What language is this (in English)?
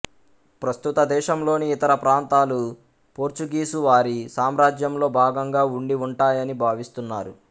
Telugu